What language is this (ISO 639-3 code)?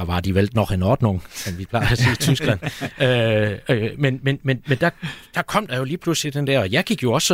dan